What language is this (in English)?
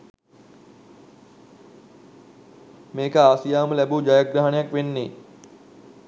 Sinhala